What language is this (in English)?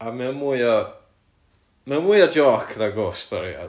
Welsh